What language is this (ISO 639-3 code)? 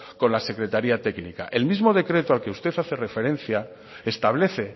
spa